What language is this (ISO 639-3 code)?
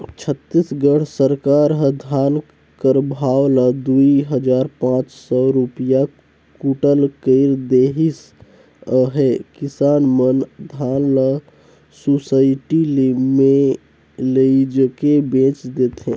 hne